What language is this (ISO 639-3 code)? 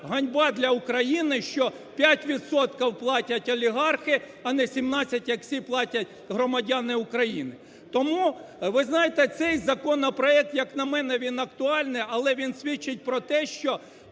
ukr